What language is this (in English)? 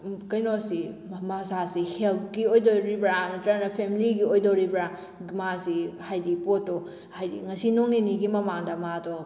Manipuri